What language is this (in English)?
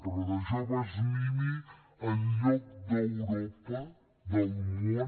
Catalan